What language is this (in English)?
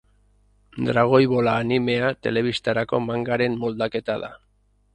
Basque